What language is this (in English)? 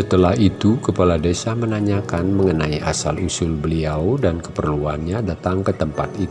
Indonesian